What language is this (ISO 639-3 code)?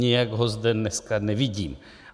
ces